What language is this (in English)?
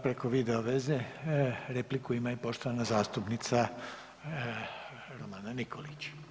Croatian